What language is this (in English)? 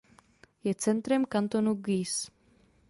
Czech